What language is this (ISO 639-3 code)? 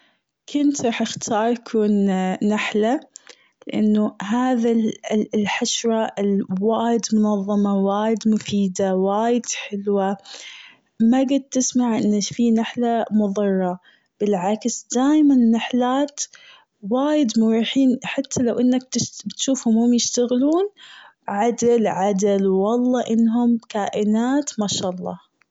afb